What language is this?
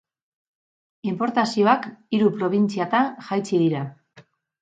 Basque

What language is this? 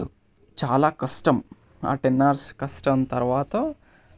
Telugu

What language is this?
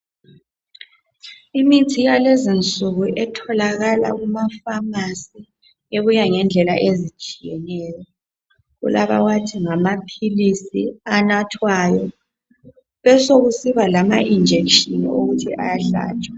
North Ndebele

